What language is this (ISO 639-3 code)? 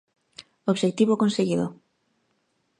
glg